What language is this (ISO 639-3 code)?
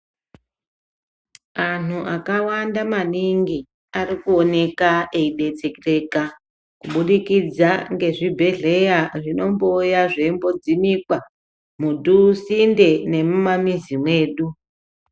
ndc